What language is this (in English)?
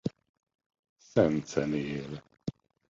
Hungarian